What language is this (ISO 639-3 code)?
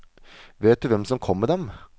nor